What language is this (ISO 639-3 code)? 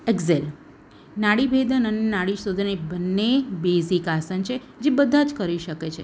guj